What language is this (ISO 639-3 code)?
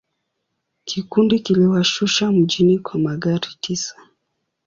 swa